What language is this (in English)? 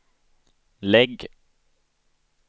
Swedish